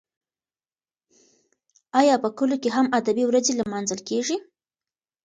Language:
Pashto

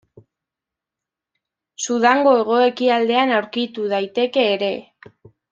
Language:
Basque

